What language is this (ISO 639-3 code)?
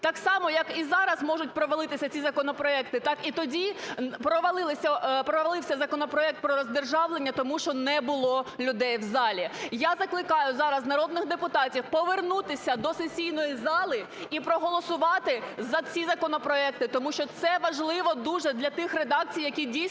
ukr